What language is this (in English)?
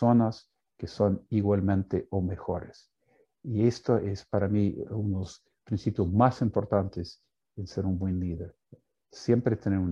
Spanish